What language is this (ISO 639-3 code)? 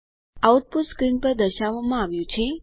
guj